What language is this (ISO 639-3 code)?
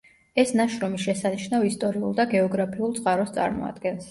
kat